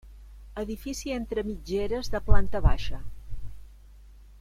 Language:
Catalan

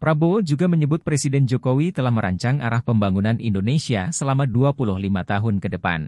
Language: Indonesian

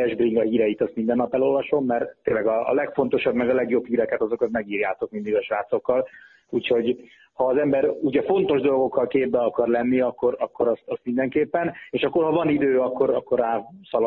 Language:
Hungarian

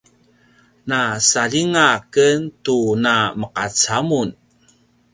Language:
Paiwan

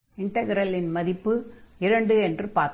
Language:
Tamil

